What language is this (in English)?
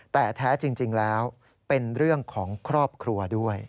Thai